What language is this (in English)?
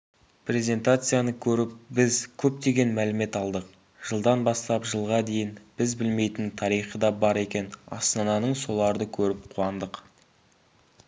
Kazakh